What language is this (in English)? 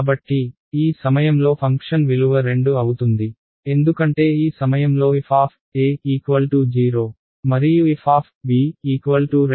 Telugu